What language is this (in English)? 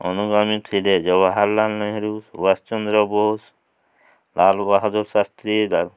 Odia